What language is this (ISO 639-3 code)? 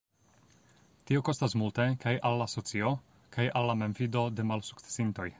epo